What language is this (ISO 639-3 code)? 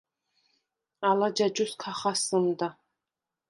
sva